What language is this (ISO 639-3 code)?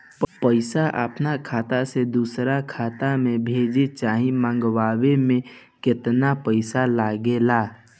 bho